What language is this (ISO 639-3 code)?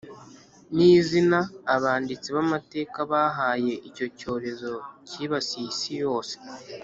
kin